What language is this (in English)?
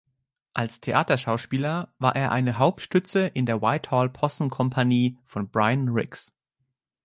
German